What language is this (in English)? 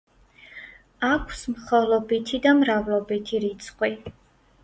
Georgian